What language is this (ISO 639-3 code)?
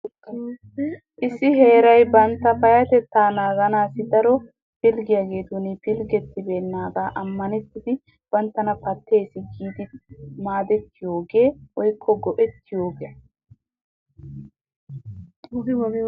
wal